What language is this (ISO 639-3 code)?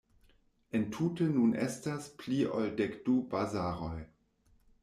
epo